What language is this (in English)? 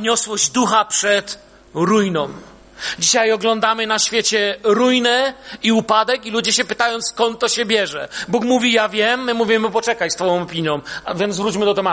Polish